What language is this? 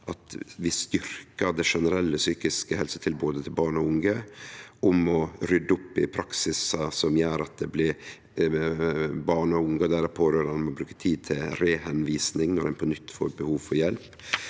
Norwegian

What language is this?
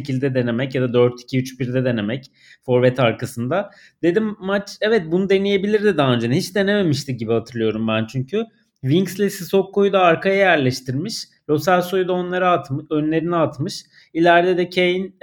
Turkish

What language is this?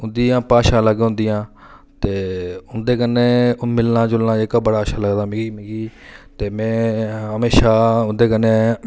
Dogri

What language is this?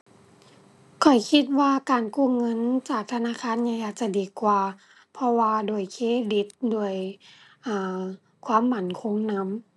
Thai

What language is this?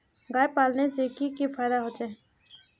Magahi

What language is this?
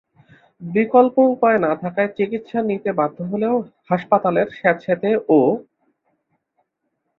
Bangla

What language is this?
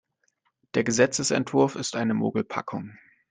German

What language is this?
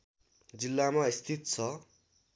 Nepali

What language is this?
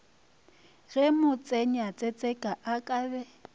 Northern Sotho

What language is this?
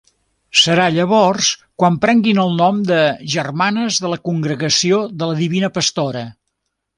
Catalan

